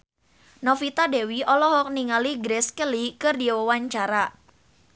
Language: Sundanese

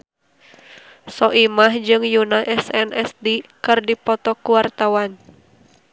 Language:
Sundanese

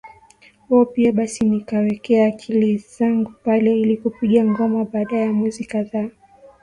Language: Swahili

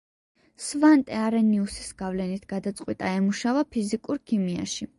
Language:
Georgian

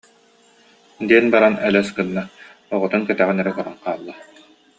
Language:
Yakut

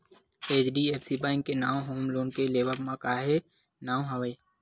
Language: Chhattisgarhi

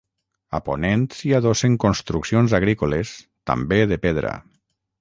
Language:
Catalan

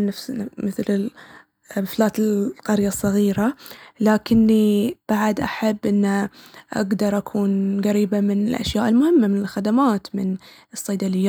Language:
Baharna Arabic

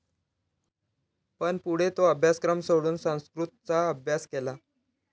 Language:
Marathi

